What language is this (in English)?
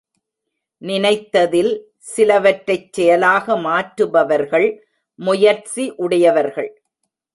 Tamil